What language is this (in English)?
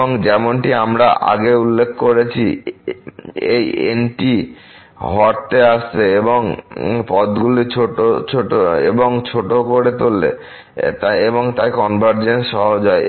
Bangla